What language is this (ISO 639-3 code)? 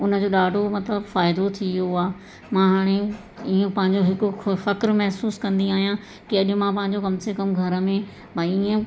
snd